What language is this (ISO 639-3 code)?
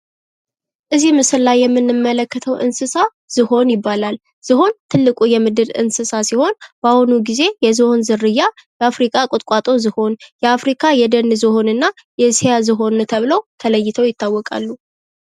amh